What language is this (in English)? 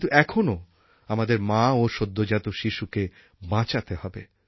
Bangla